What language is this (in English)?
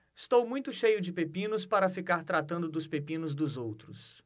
Portuguese